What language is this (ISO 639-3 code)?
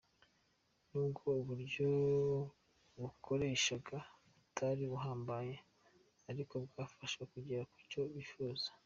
kin